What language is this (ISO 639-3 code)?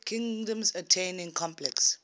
eng